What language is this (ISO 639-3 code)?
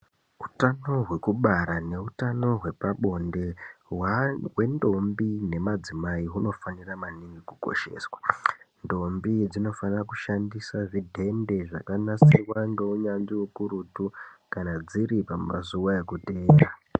ndc